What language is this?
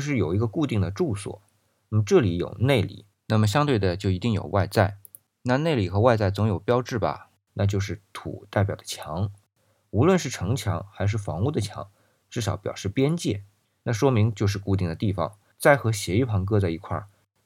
Chinese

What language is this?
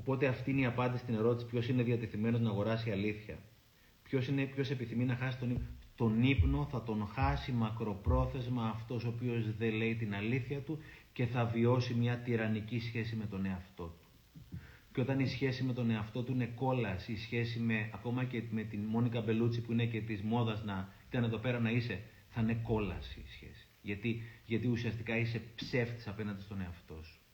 Greek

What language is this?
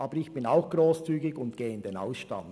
Swiss German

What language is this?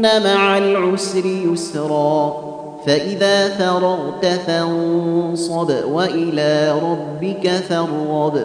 Arabic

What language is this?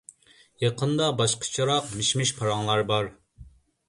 Uyghur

